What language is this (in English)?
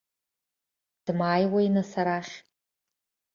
Abkhazian